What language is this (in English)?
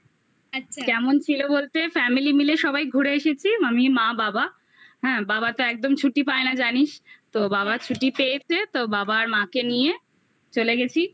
Bangla